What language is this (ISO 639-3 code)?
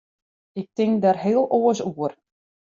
fry